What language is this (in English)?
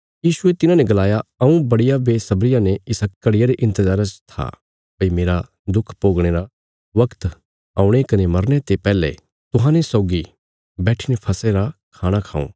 Bilaspuri